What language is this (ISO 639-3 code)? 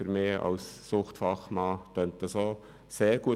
gsw